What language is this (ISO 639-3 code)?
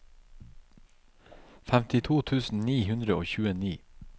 nor